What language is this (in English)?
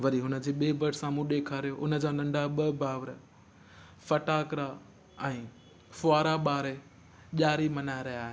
Sindhi